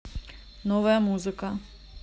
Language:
Russian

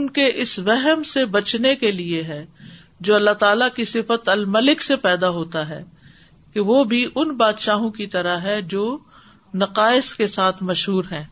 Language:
Urdu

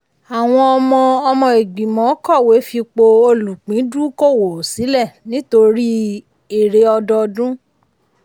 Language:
Yoruba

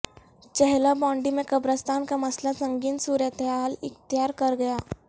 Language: Urdu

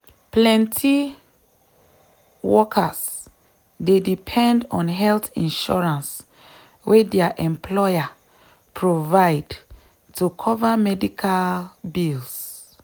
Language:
Nigerian Pidgin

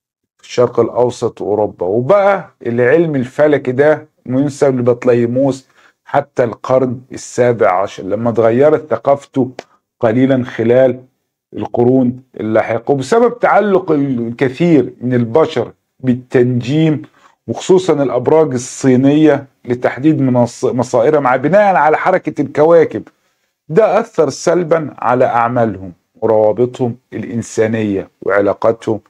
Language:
Arabic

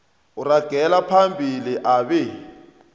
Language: South Ndebele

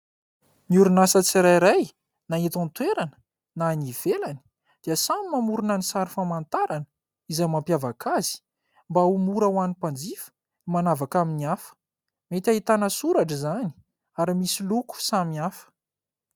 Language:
Malagasy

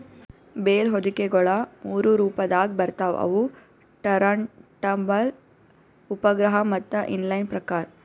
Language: Kannada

